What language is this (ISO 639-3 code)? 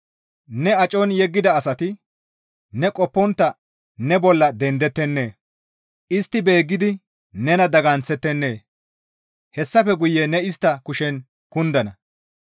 gmv